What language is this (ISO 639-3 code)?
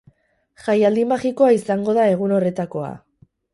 eus